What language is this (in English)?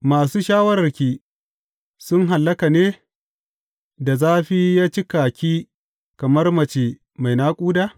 Hausa